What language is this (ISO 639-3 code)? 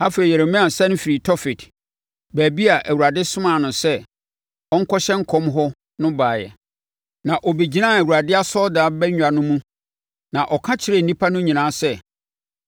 aka